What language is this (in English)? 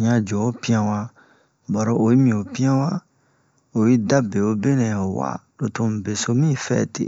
Bomu